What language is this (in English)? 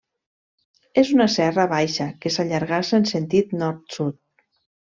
Catalan